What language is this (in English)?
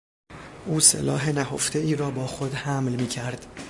Persian